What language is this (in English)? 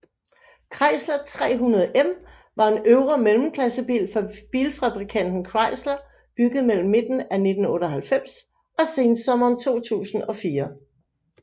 Danish